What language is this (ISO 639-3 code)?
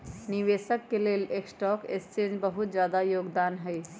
mag